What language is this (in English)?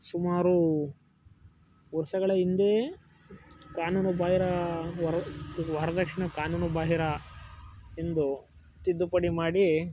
Kannada